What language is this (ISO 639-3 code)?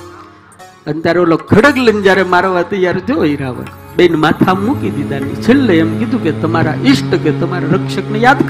hin